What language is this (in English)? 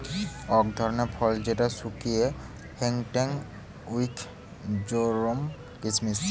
Bangla